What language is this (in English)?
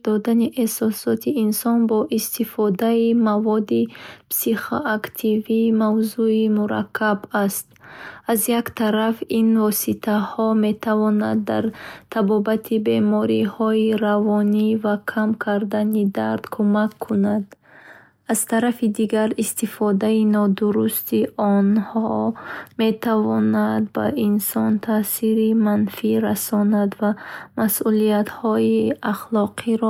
Bukharic